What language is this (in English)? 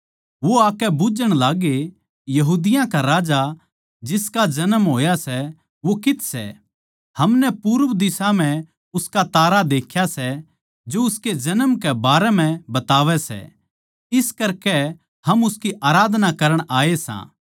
Haryanvi